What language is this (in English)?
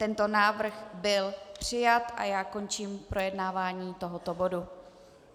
Czech